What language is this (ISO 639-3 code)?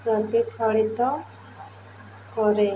ori